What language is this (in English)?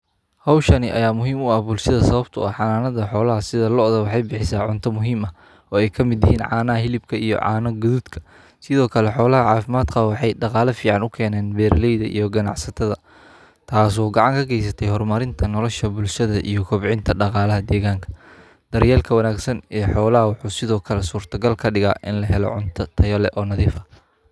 Somali